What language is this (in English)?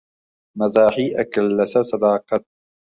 Central Kurdish